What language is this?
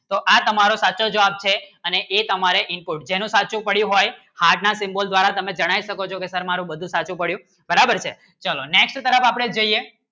Gujarati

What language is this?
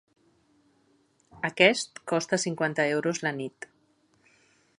Catalan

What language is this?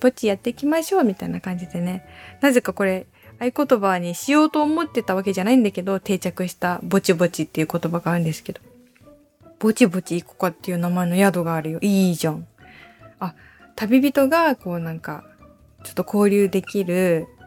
Japanese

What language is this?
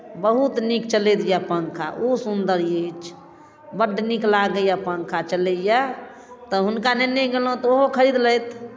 Maithili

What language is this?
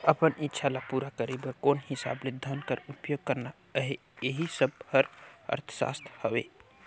Chhattisgarhi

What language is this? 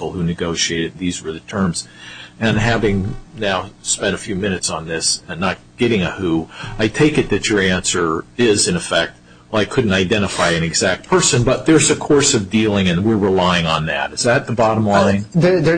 English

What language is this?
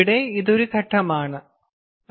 Malayalam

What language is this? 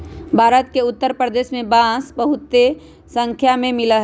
Magahi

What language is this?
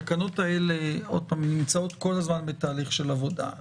Hebrew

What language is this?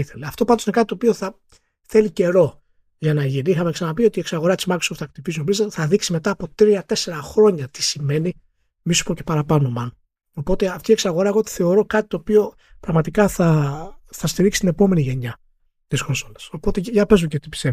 Greek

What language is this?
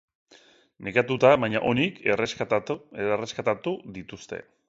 Basque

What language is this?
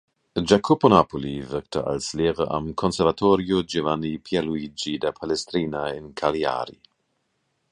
German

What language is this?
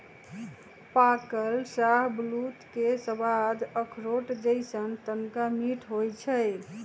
Magahi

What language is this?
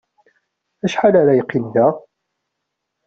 Kabyle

